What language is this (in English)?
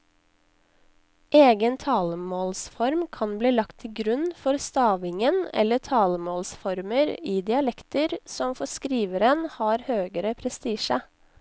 Norwegian